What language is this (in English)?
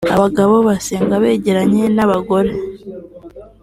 Kinyarwanda